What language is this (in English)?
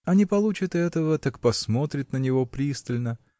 Russian